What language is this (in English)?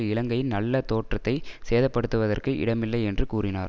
Tamil